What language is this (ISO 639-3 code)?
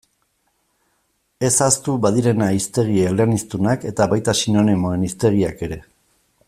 eus